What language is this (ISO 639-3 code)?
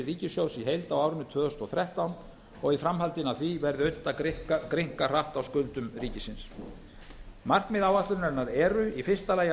isl